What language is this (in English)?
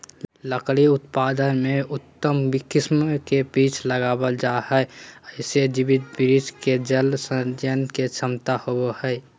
Magahi